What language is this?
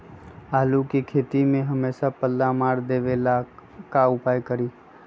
Magahi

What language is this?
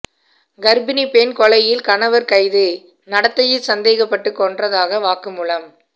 Tamil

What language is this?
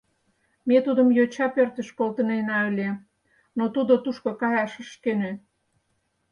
Mari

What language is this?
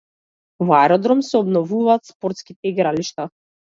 Macedonian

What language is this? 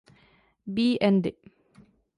Czech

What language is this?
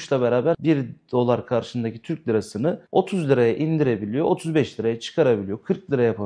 Turkish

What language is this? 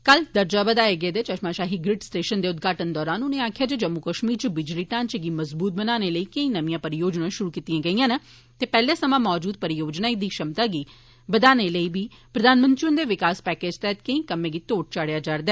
Dogri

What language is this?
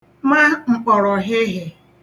Igbo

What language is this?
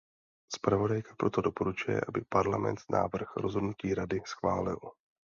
Czech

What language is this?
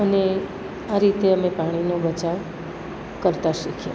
Gujarati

